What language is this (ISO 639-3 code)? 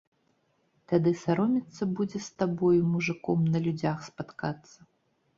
bel